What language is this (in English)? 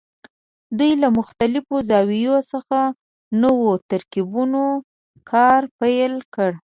Pashto